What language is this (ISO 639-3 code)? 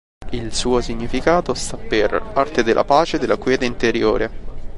ita